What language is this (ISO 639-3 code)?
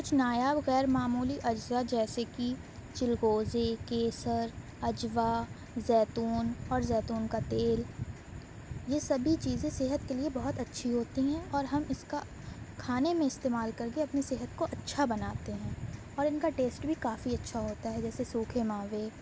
urd